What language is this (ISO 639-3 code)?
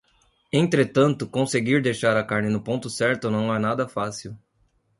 por